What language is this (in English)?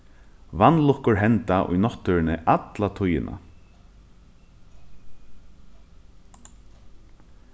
Faroese